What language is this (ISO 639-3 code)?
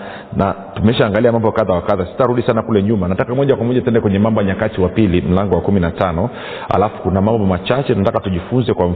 swa